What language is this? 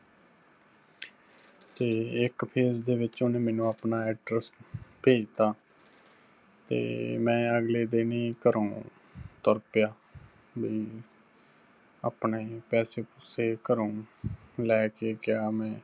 Punjabi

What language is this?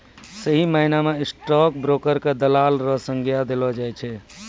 Maithili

